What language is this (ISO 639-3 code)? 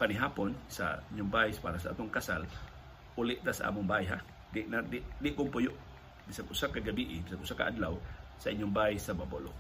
fil